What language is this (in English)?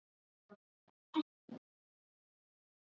Icelandic